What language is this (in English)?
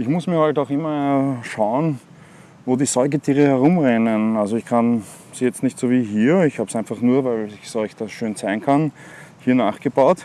German